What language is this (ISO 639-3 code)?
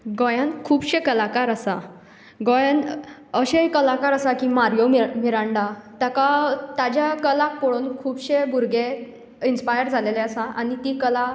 kok